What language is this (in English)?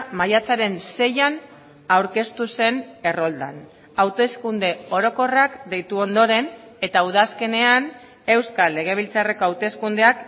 Basque